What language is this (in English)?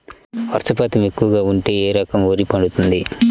Telugu